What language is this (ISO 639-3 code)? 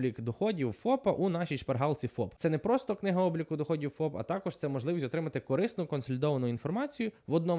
ukr